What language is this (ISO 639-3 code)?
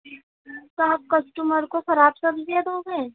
urd